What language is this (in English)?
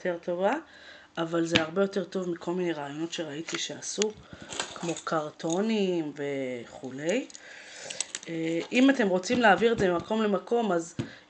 Hebrew